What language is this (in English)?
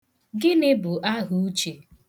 Igbo